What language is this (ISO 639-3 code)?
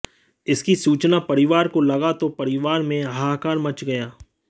hin